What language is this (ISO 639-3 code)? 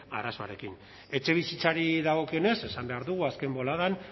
eus